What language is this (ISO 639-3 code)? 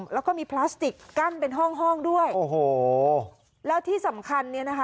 tha